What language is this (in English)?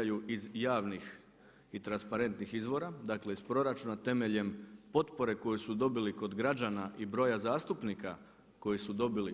Croatian